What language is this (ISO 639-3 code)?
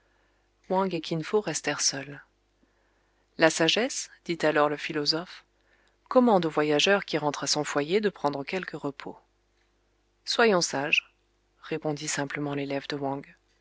fra